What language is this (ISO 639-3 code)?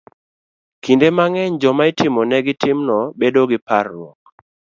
luo